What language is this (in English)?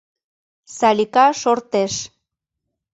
Mari